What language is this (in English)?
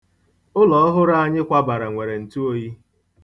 Igbo